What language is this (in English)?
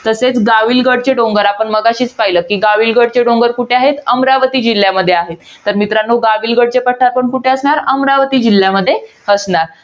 Marathi